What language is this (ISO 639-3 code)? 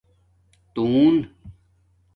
dmk